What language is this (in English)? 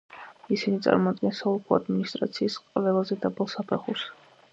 Georgian